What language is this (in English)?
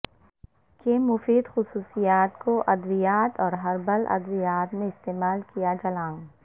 Urdu